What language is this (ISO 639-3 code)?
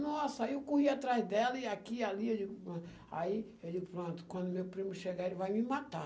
por